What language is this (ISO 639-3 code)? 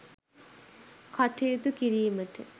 sin